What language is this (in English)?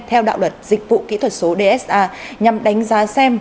Vietnamese